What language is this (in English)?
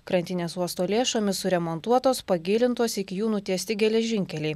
Lithuanian